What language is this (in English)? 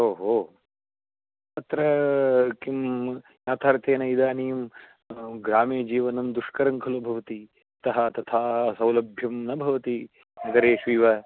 Sanskrit